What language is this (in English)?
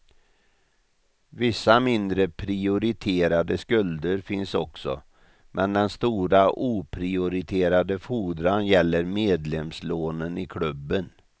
Swedish